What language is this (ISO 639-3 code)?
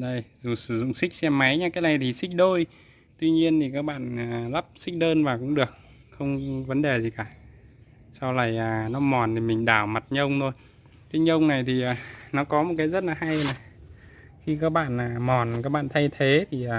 vie